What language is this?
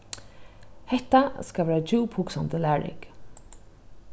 Faroese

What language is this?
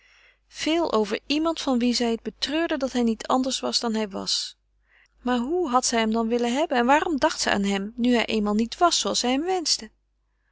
Dutch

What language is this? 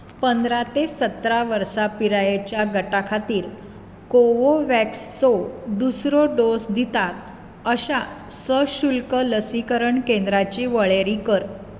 Konkani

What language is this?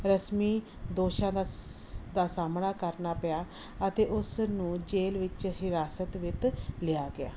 Punjabi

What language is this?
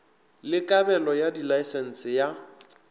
Northern Sotho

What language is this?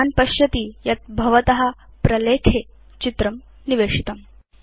Sanskrit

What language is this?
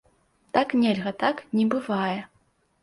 Belarusian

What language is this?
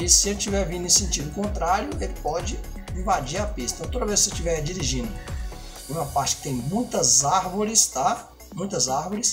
Portuguese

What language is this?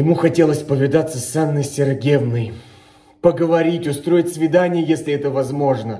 Russian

